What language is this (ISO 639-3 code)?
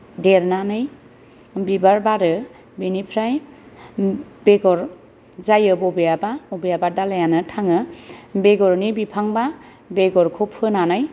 brx